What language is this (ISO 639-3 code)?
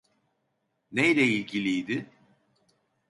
tur